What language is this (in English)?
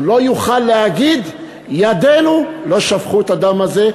Hebrew